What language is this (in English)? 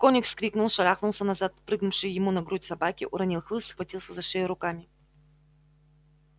Russian